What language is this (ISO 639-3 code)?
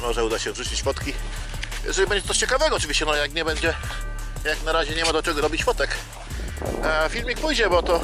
pol